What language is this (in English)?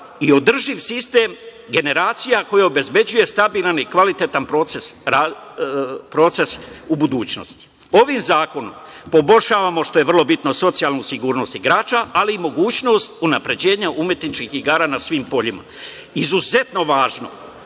Serbian